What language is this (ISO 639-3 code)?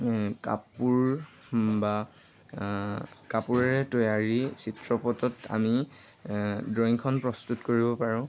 asm